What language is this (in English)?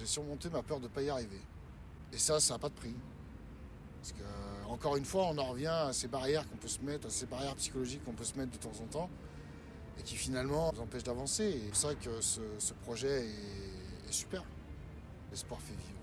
French